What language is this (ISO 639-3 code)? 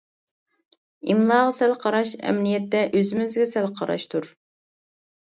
uig